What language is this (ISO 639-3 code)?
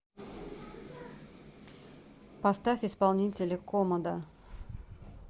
rus